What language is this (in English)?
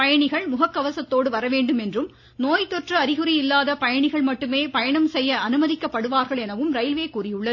Tamil